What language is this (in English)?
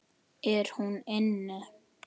Icelandic